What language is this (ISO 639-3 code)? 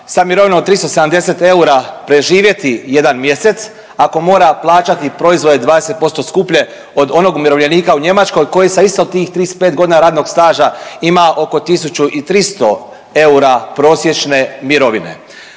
hrv